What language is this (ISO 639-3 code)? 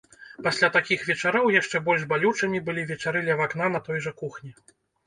bel